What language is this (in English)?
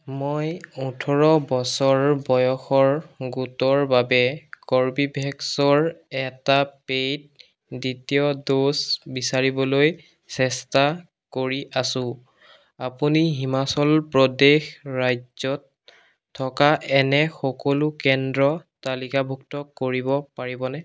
Assamese